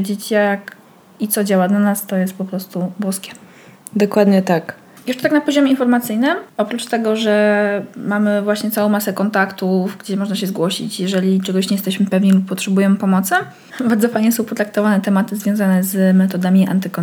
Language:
Polish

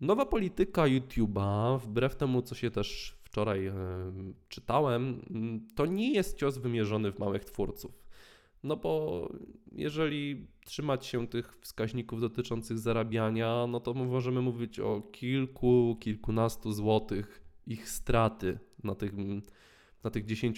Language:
Polish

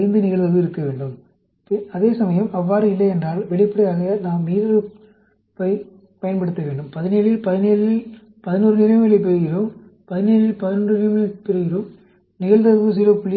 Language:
Tamil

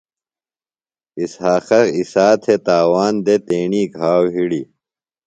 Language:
Phalura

